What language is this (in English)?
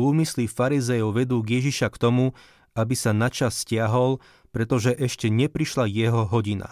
Slovak